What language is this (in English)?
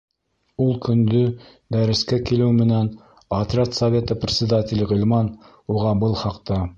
Bashkir